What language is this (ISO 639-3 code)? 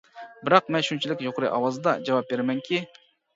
uig